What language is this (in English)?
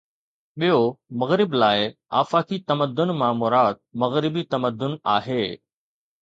Sindhi